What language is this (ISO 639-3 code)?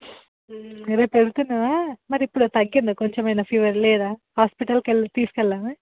tel